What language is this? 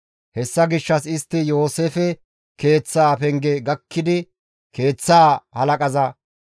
Gamo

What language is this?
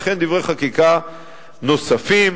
Hebrew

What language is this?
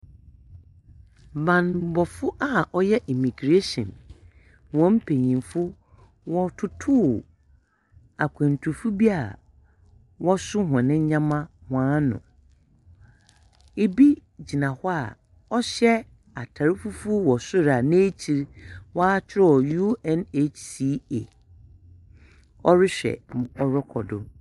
Akan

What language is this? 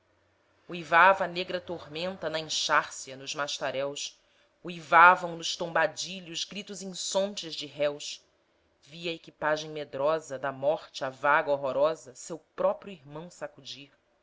Portuguese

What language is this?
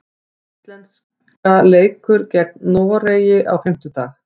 Icelandic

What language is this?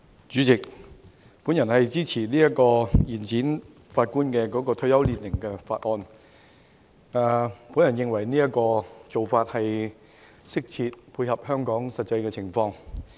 Cantonese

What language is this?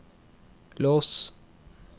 Norwegian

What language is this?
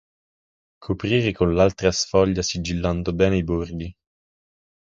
Italian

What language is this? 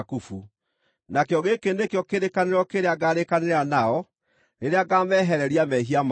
Kikuyu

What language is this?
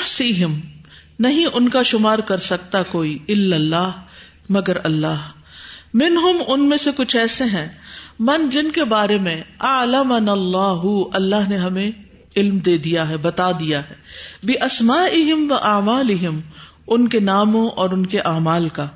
Urdu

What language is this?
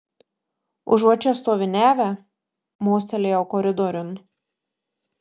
Lithuanian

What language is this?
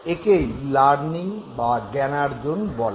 Bangla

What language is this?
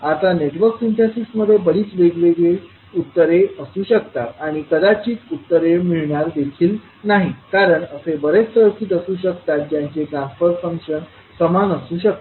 Marathi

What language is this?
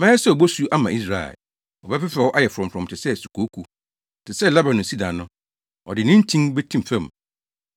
Akan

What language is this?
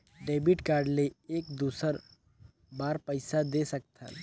Chhattisgarhi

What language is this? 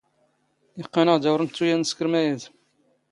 Standard Moroccan Tamazight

